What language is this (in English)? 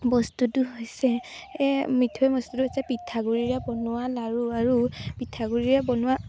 Assamese